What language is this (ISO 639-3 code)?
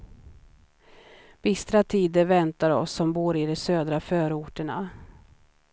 swe